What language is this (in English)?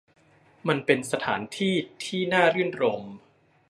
Thai